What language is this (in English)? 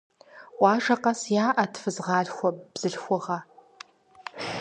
Kabardian